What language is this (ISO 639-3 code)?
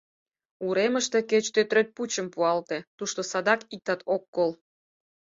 chm